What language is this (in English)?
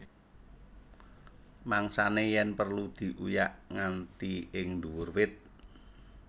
Javanese